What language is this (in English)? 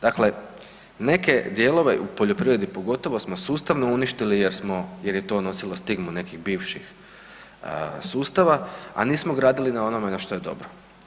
Croatian